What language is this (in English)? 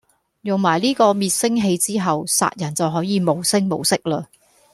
Cantonese